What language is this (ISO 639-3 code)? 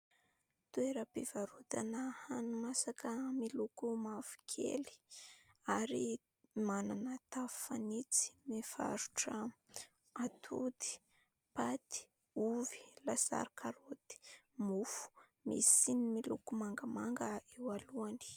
mlg